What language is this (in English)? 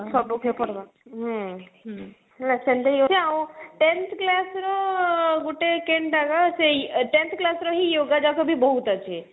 Odia